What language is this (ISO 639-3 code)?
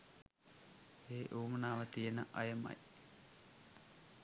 sin